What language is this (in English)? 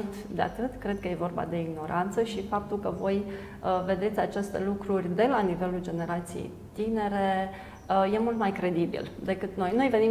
Romanian